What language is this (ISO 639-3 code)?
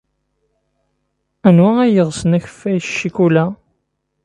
kab